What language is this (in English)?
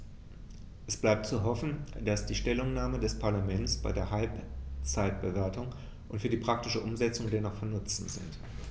German